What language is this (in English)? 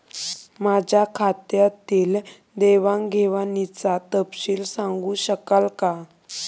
Marathi